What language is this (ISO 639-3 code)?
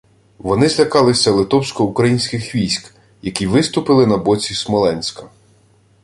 ukr